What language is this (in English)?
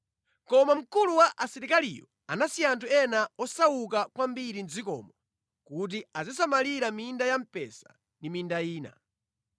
Nyanja